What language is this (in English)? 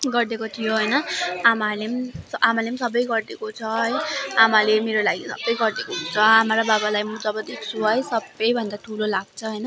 Nepali